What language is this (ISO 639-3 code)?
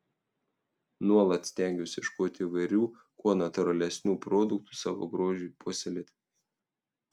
lit